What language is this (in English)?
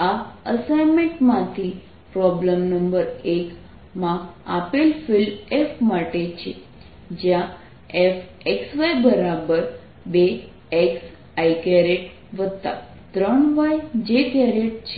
Gujarati